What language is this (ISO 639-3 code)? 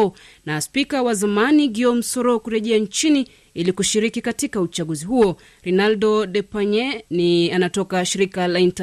swa